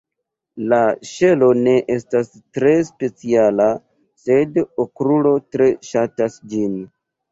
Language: Esperanto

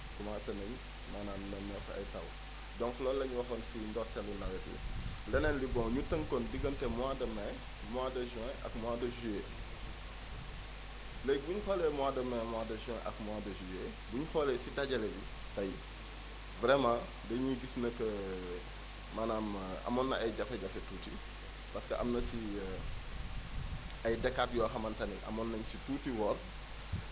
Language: Wolof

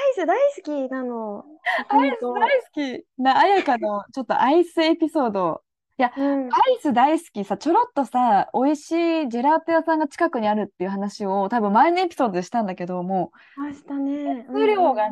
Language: Japanese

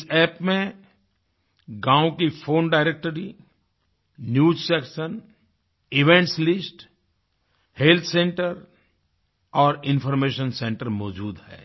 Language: Hindi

